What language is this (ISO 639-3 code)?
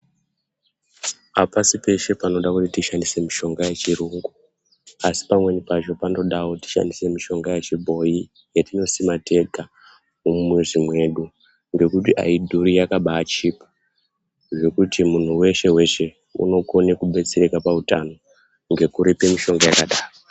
ndc